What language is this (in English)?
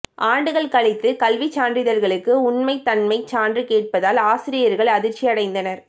Tamil